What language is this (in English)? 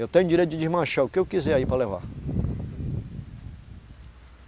Portuguese